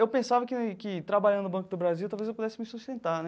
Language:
Portuguese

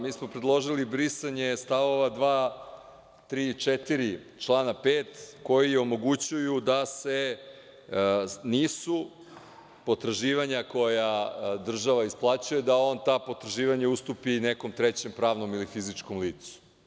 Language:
Serbian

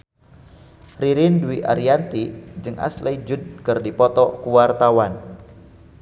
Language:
Sundanese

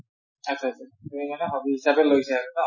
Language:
Assamese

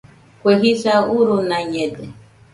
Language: Nüpode Huitoto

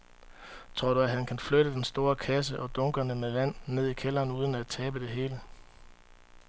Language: Danish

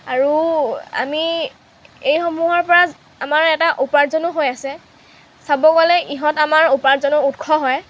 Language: Assamese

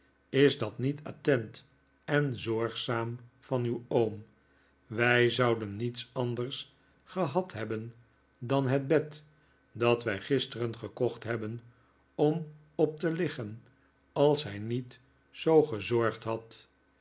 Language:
Dutch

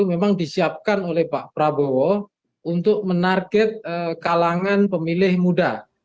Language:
Indonesian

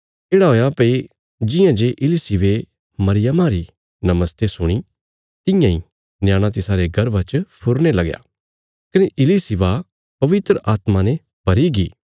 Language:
Bilaspuri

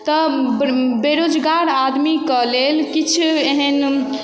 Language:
Maithili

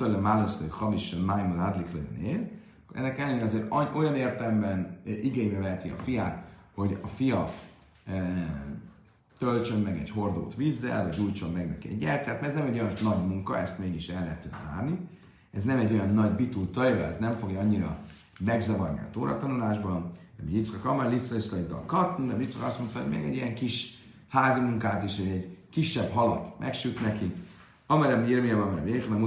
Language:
Hungarian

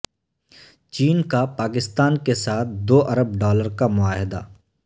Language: Urdu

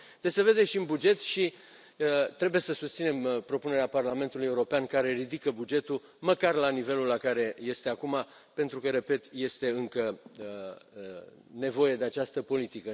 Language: Romanian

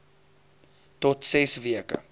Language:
Afrikaans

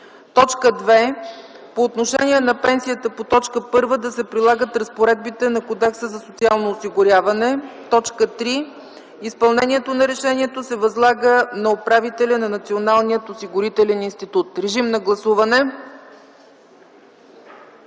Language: Bulgarian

